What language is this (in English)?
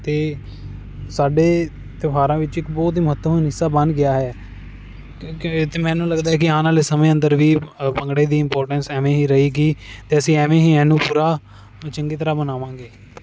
Punjabi